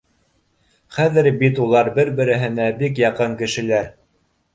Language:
Bashkir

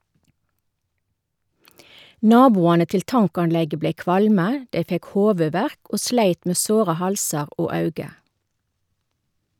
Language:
Norwegian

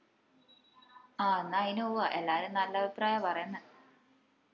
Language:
Malayalam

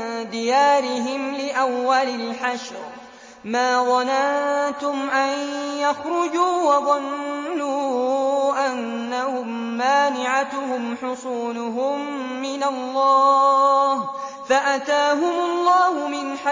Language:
Arabic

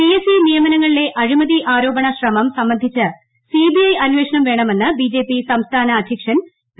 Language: Malayalam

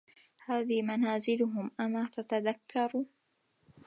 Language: Arabic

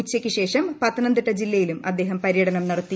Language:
Malayalam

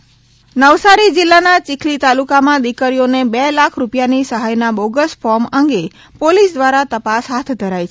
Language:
Gujarati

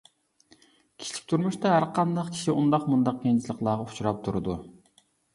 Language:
Uyghur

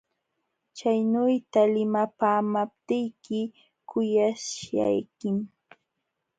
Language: Jauja Wanca Quechua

